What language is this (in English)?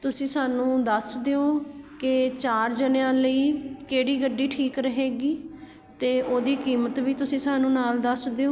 Punjabi